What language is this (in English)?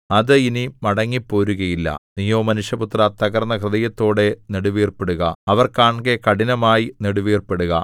Malayalam